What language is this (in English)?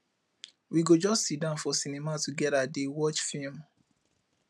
Nigerian Pidgin